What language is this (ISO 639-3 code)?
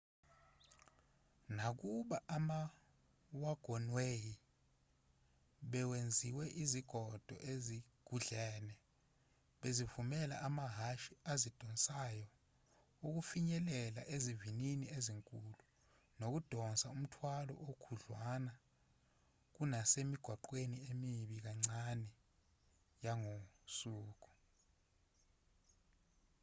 zul